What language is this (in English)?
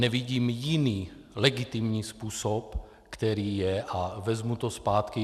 Czech